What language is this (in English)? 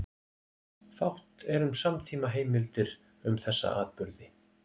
Icelandic